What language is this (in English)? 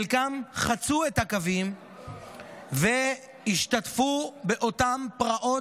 Hebrew